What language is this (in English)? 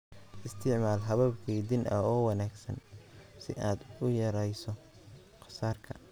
Somali